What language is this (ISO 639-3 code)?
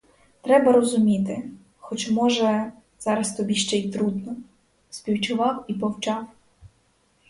ukr